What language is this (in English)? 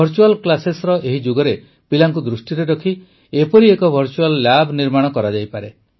Odia